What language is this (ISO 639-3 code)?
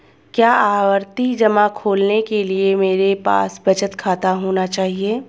hin